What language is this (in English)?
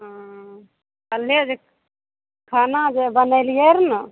Maithili